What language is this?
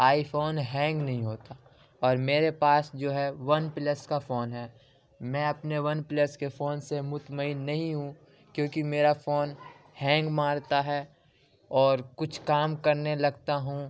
Urdu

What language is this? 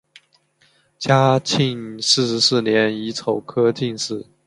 Chinese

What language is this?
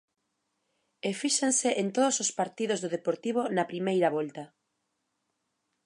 Galician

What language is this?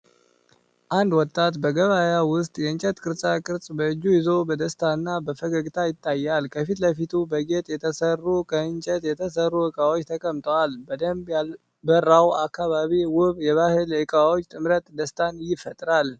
Amharic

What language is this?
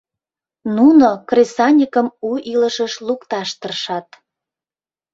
Mari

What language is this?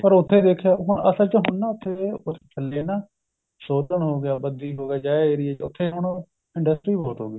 Punjabi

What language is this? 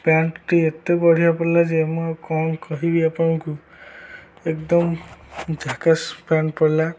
Odia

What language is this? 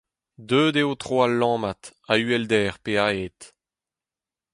Breton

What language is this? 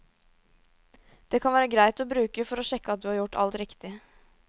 Norwegian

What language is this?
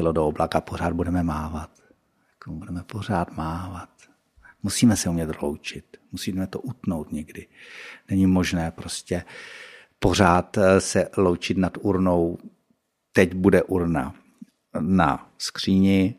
Czech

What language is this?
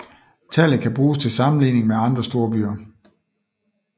Danish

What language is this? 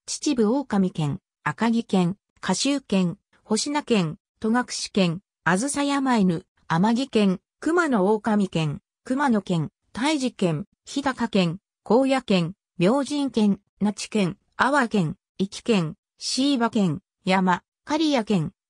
Japanese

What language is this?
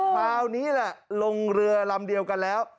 Thai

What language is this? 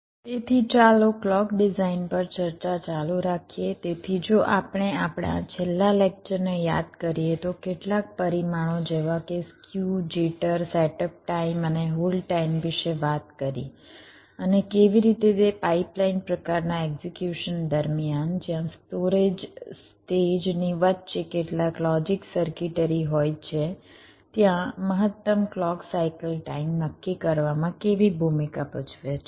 Gujarati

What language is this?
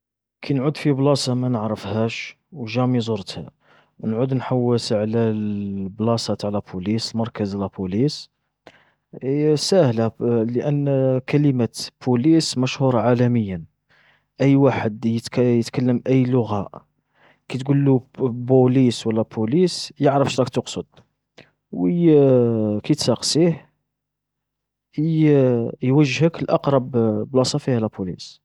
Algerian Arabic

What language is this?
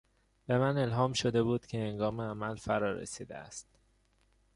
Persian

